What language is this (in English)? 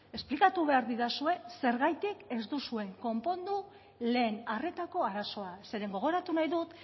Basque